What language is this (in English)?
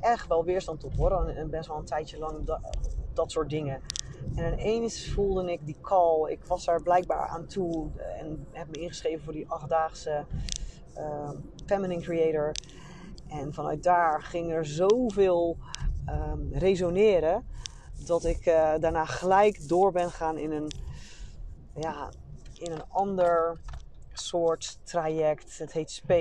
Dutch